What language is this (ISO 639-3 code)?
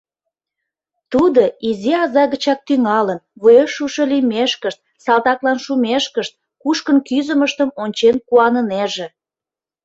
chm